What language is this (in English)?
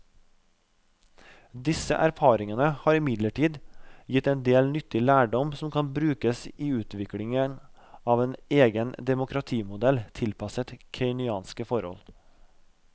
Norwegian